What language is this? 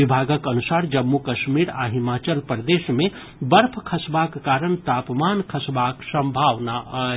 Maithili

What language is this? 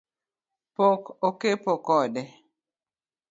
Luo (Kenya and Tanzania)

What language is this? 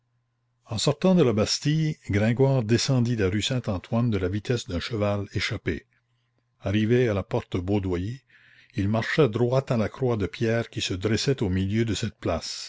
French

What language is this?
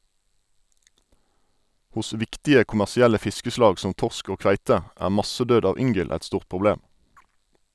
Norwegian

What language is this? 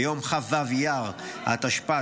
Hebrew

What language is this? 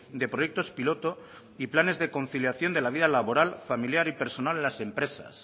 Spanish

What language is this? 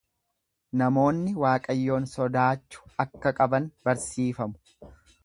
Oromo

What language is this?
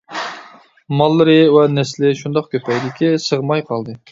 Uyghur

